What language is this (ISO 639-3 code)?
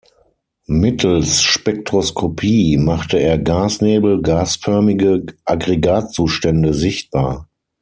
deu